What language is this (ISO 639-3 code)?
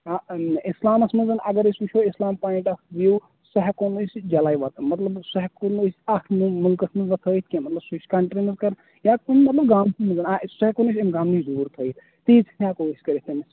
kas